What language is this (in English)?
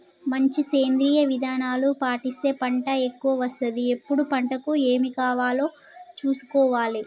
Telugu